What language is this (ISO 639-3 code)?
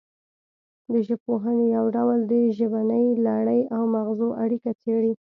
pus